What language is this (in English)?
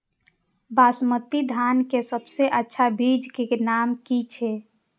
Maithili